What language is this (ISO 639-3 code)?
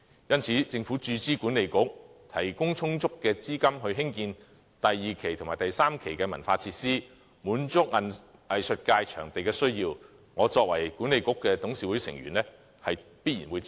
yue